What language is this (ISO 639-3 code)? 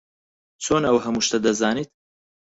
ckb